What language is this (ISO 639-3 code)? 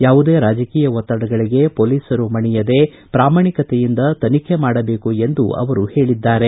kan